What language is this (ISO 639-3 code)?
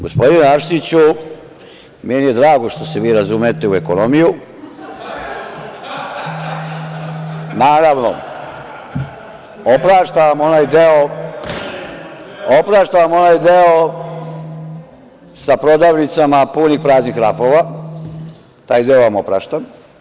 srp